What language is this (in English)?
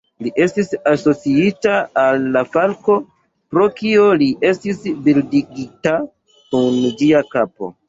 Esperanto